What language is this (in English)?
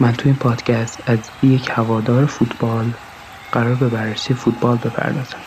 Persian